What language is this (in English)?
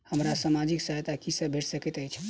Maithili